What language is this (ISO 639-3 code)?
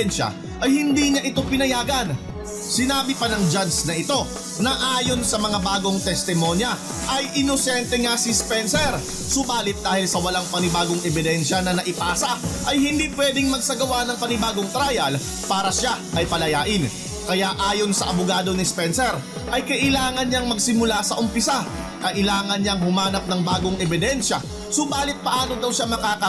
fil